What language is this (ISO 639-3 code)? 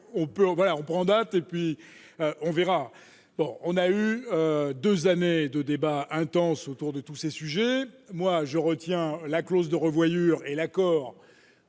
fra